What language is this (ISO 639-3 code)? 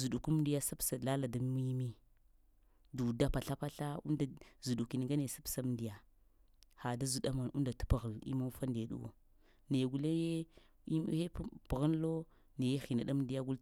hia